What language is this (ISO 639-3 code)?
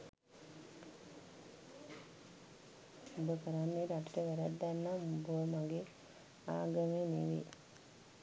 sin